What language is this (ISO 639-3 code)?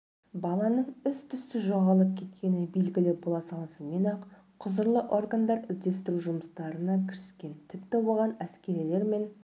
kaz